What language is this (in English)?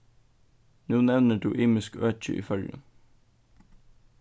Faroese